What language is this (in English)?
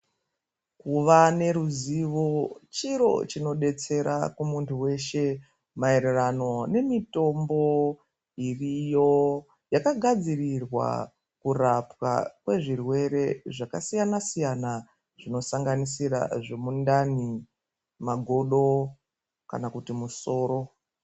Ndau